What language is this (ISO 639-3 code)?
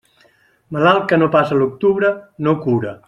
cat